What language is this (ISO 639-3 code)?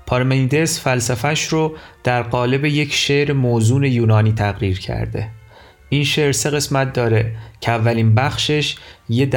fas